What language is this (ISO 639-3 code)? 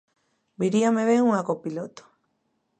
glg